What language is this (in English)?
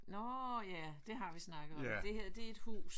Danish